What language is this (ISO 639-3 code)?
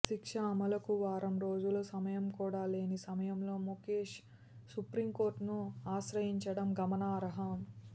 tel